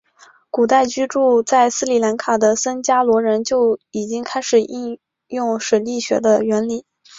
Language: Chinese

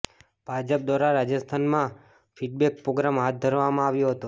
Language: Gujarati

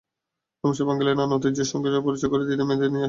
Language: Bangla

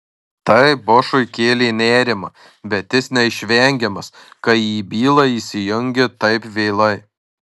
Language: Lithuanian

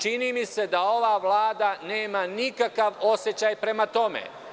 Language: Serbian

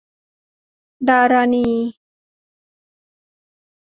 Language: Thai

